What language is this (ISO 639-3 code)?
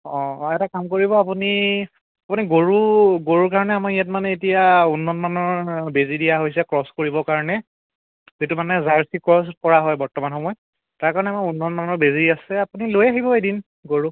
asm